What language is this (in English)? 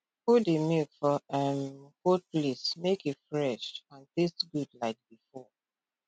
Nigerian Pidgin